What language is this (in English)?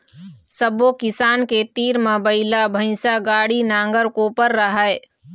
Chhattisgarhi